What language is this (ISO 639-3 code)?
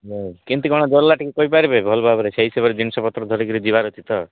ori